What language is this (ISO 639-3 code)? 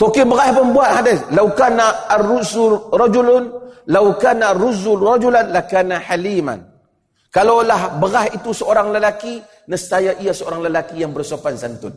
msa